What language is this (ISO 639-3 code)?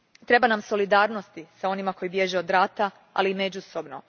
hrv